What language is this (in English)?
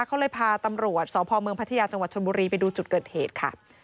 Thai